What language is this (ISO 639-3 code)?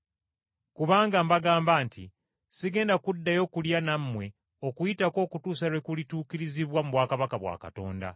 lug